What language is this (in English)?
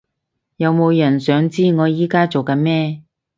Cantonese